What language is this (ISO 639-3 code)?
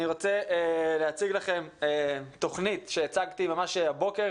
heb